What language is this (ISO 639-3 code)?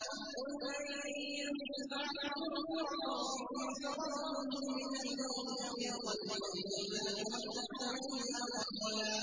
ara